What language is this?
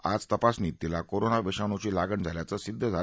Marathi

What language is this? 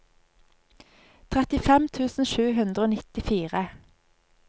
Norwegian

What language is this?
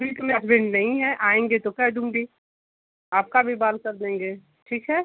Hindi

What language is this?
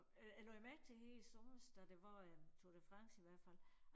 Danish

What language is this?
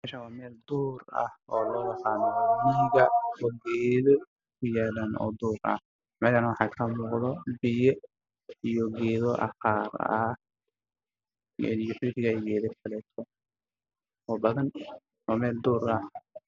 Somali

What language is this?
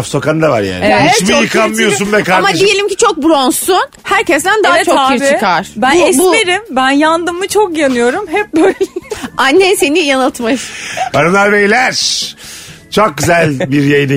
Turkish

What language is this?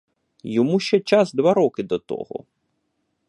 Ukrainian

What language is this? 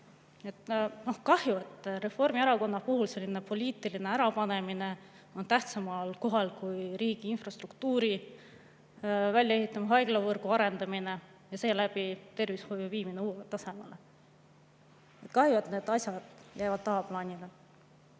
Estonian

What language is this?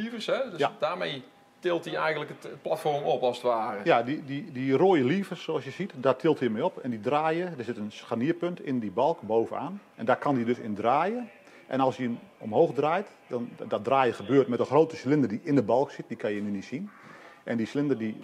Dutch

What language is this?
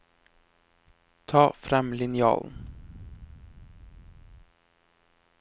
Norwegian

